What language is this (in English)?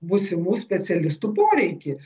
Lithuanian